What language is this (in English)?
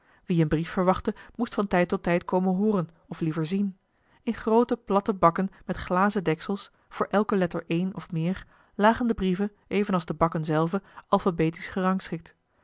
Dutch